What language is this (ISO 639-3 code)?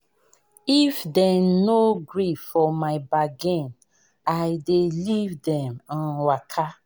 pcm